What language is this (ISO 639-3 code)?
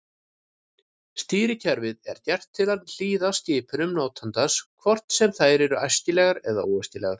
isl